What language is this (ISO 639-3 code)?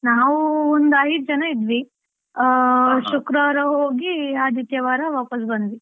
kan